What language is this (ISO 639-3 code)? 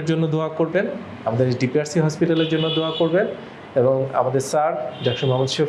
eng